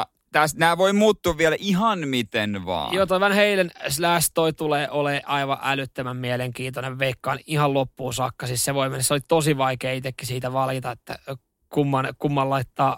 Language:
Finnish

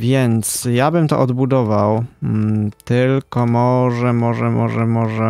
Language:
Polish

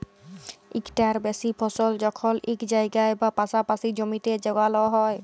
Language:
Bangla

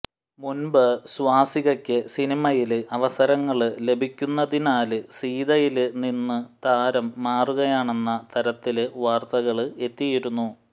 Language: Malayalam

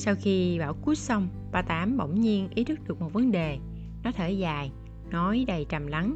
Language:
Vietnamese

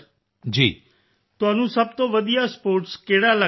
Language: Punjabi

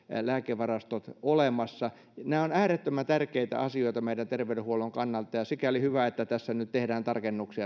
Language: Finnish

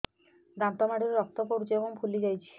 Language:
Odia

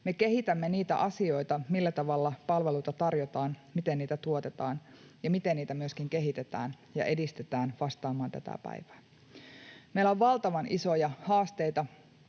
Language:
Finnish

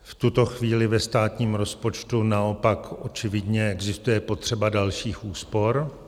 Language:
Czech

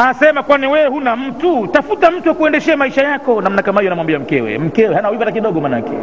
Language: Swahili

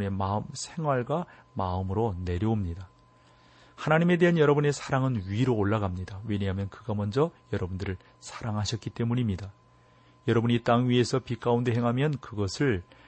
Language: Korean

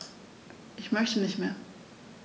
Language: German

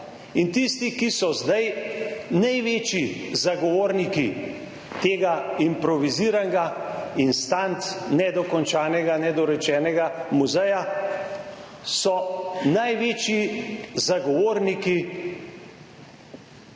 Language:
Slovenian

